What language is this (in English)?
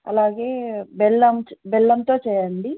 Telugu